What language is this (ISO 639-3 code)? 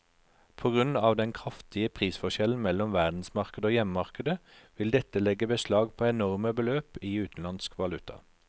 nor